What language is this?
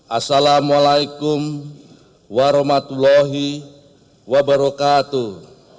Indonesian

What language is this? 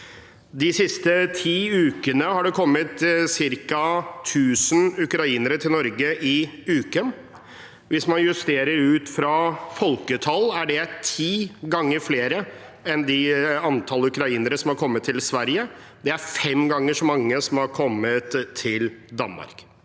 Norwegian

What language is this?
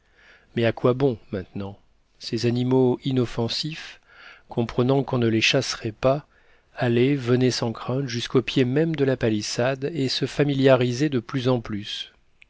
French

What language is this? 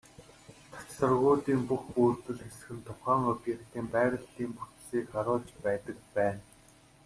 Mongolian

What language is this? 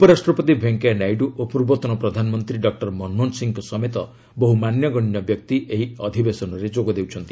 Odia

